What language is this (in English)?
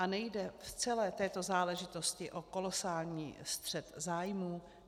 Czech